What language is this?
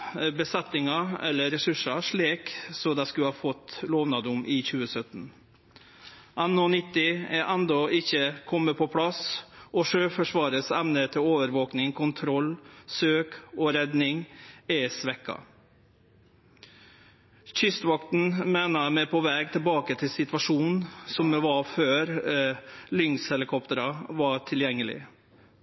Norwegian Nynorsk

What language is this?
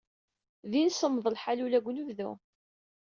Kabyle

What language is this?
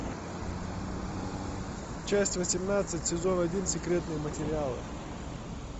Russian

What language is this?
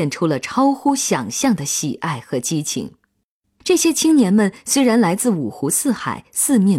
Chinese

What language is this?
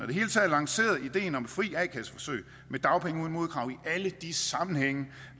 Danish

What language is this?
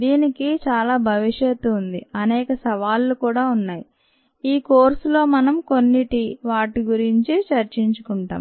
Telugu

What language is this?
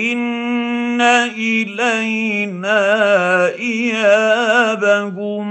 Arabic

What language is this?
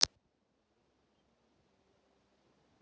Russian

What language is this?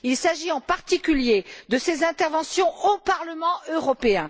French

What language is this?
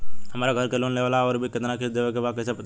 Bhojpuri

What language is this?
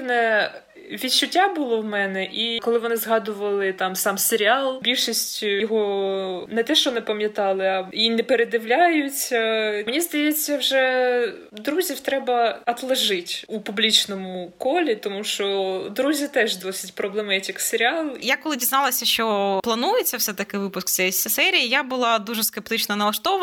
Ukrainian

